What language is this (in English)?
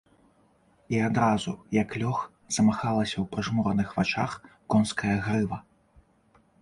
Belarusian